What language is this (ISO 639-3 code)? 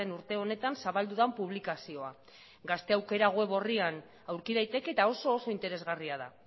eus